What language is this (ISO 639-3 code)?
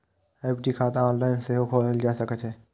mai